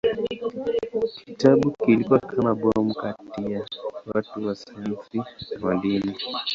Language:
Swahili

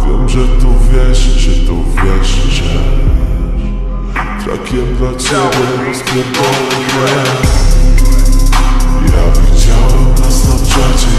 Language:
Romanian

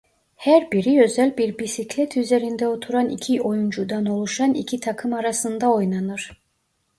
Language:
Turkish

